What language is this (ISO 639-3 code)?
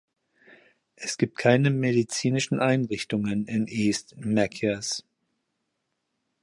deu